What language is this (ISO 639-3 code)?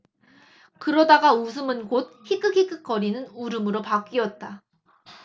kor